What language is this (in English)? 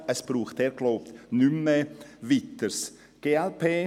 Swiss German